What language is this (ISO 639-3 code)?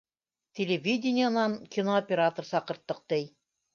bak